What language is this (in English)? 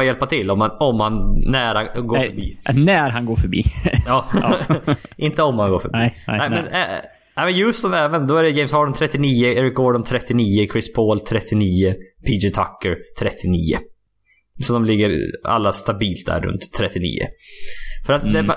Swedish